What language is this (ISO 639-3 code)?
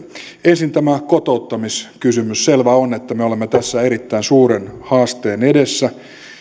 fin